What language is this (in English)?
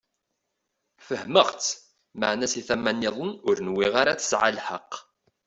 Kabyle